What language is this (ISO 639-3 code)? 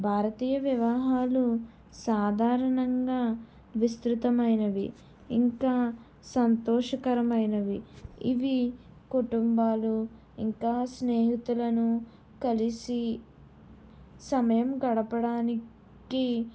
tel